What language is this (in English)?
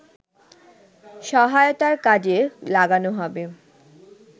Bangla